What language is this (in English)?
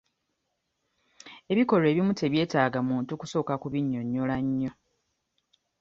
Ganda